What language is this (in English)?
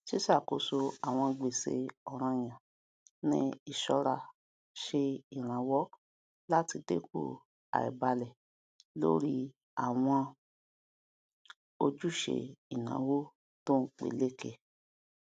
Yoruba